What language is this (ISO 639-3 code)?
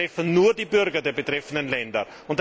deu